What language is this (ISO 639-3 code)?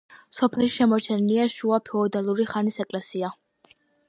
kat